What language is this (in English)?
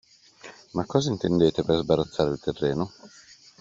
Italian